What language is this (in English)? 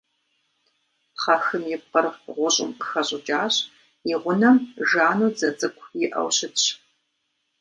Kabardian